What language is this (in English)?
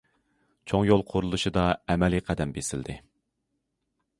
Uyghur